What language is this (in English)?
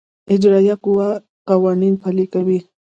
Pashto